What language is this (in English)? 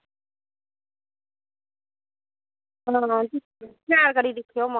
Dogri